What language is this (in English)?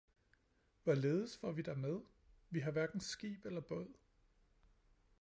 Danish